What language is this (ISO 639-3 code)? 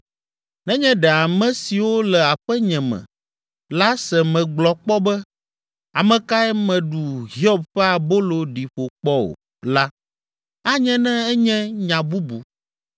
ewe